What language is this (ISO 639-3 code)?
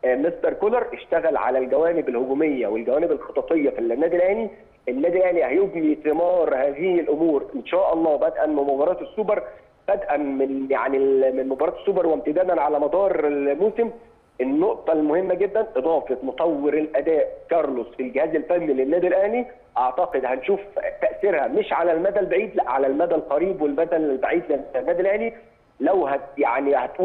ara